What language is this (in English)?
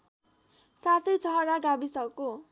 Nepali